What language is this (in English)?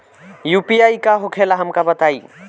Bhojpuri